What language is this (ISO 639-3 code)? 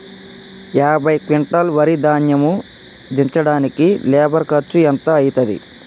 tel